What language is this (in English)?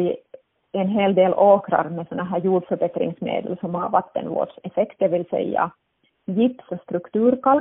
Swedish